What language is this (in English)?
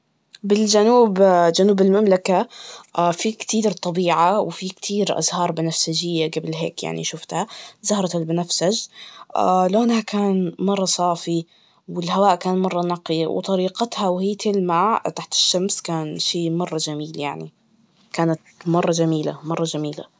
Najdi Arabic